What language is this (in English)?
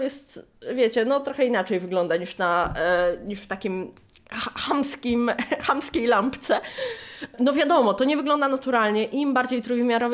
Polish